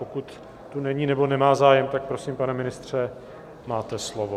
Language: Czech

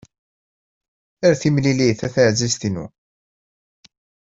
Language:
Kabyle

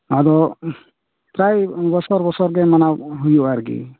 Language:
Santali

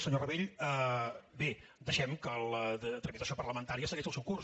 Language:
Catalan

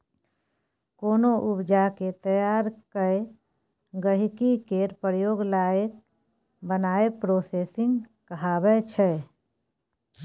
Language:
Maithili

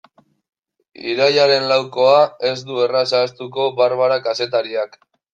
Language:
Basque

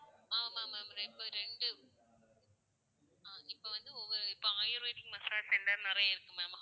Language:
Tamil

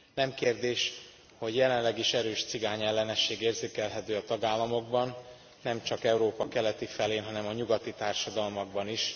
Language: Hungarian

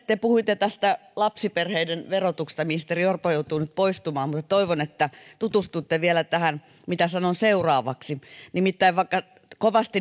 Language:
Finnish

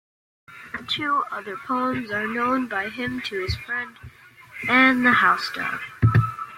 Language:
English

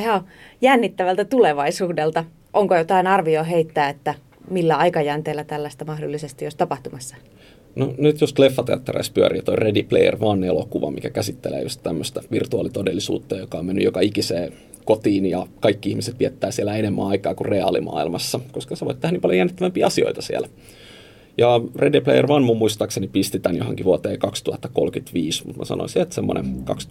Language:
Finnish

